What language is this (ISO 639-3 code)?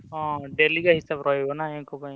ori